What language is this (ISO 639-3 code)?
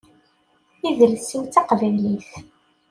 kab